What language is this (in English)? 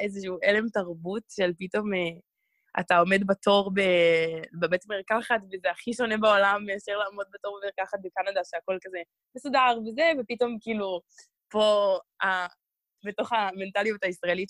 Hebrew